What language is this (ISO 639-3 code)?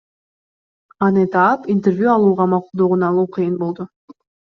kir